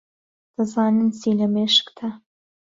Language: Central Kurdish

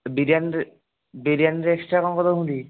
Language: Odia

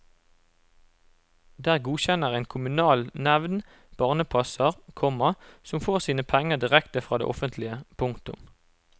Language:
Norwegian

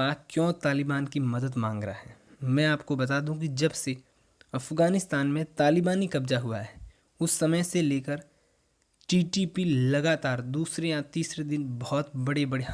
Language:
Hindi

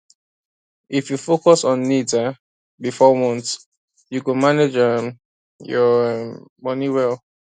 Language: Nigerian Pidgin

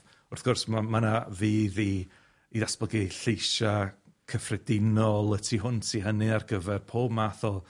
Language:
Welsh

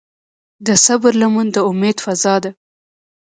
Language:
Pashto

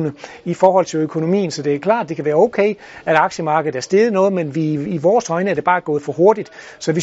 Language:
Danish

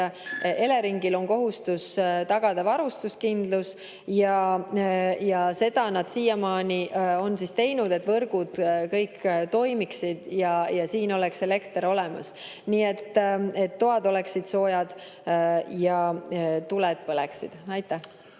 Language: Estonian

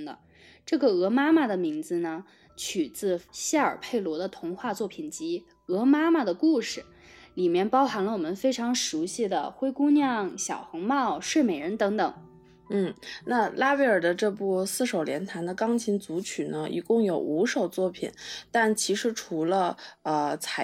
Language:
Chinese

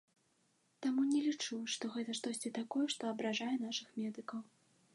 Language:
Belarusian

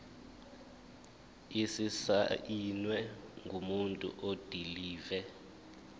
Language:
Zulu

